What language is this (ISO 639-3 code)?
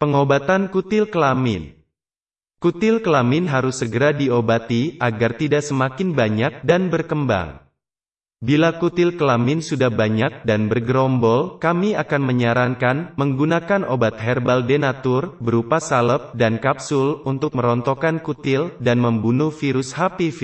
ind